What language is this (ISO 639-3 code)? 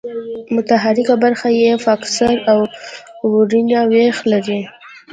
pus